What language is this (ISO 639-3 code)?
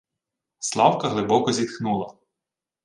ukr